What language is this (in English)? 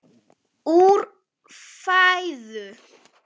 Icelandic